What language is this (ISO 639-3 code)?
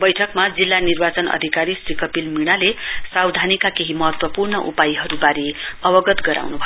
nep